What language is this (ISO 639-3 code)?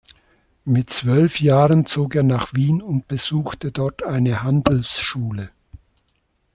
deu